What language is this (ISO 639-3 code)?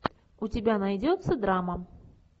rus